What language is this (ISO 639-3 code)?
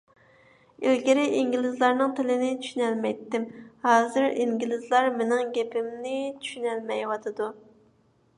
uig